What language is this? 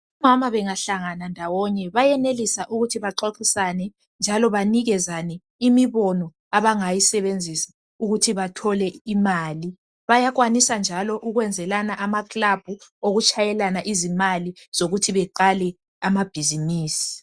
North Ndebele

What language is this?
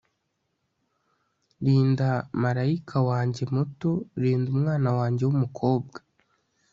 Kinyarwanda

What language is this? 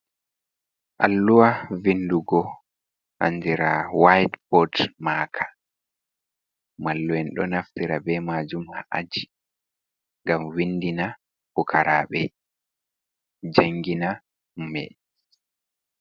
Fula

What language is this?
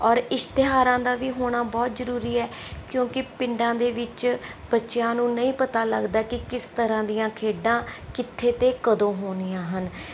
Punjabi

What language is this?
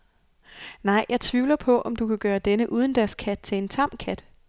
Danish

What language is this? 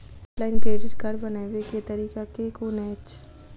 Maithili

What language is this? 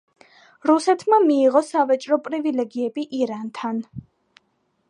Georgian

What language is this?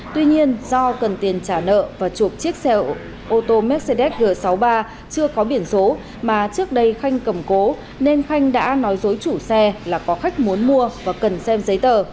Vietnamese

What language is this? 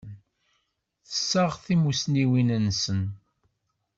Kabyle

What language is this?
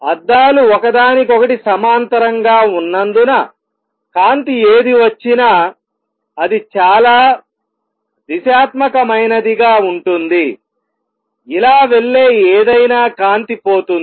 Telugu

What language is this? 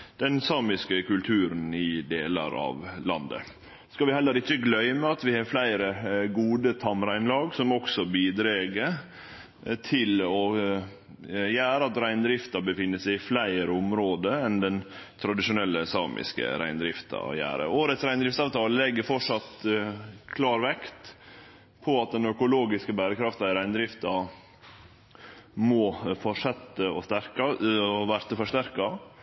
Norwegian Nynorsk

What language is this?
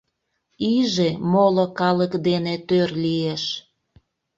Mari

